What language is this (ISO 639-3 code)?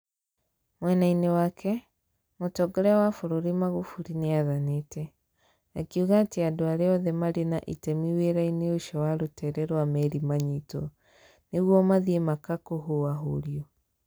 kik